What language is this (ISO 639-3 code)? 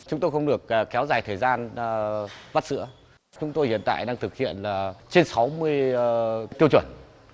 vie